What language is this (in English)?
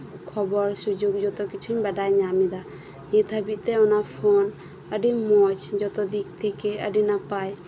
Santali